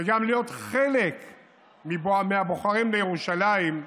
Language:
Hebrew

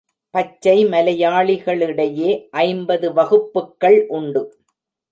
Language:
Tamil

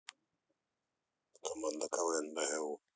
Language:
Russian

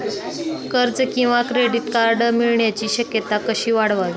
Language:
Marathi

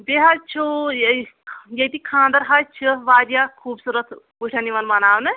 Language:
Kashmiri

